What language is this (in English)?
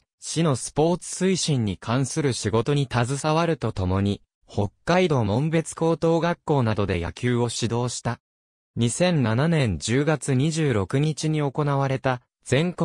Japanese